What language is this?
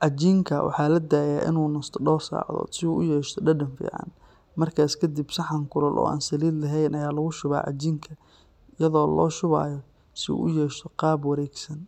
Somali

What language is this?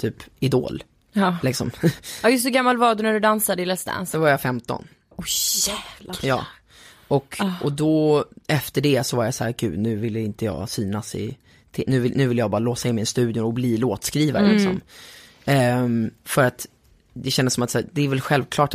Swedish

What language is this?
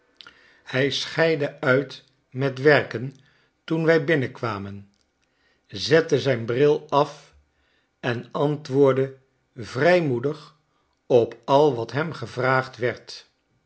Dutch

